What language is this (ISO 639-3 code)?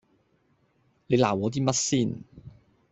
yue